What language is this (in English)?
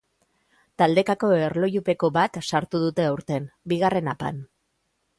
Basque